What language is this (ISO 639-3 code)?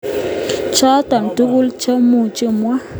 kln